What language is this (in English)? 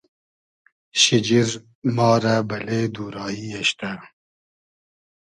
Hazaragi